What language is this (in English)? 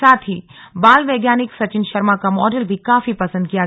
Hindi